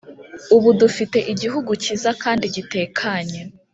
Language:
Kinyarwanda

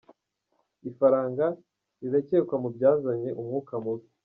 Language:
Kinyarwanda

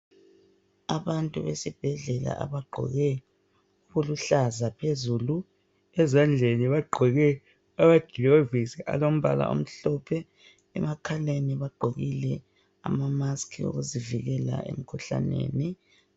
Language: North Ndebele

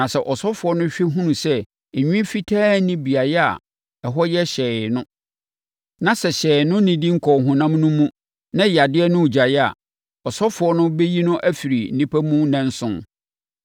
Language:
Akan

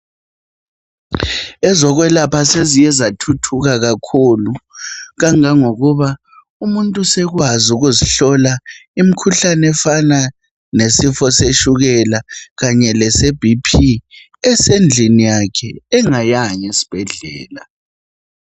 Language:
North Ndebele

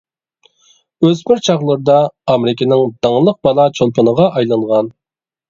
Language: Uyghur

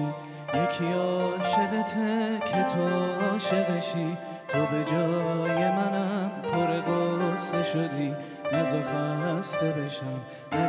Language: Persian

